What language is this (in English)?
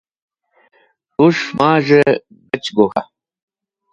Wakhi